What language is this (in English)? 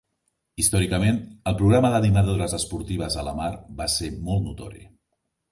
Catalan